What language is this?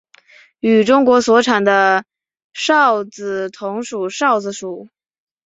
Chinese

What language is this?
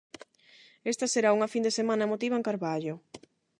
Galician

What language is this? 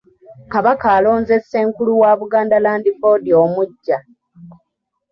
Ganda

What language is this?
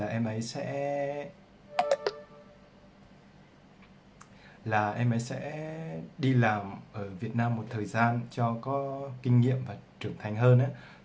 Vietnamese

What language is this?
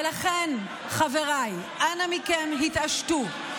Hebrew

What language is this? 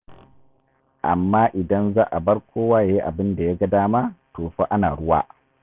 Hausa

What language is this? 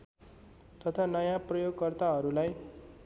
Nepali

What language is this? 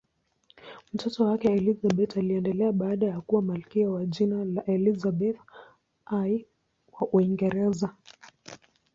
Swahili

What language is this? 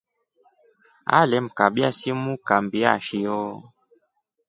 Rombo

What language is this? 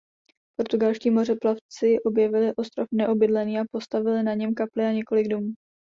Czech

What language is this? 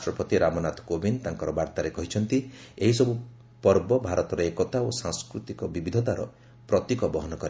Odia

